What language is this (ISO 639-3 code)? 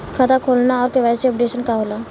bho